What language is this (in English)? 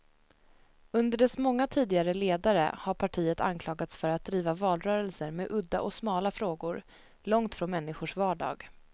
Swedish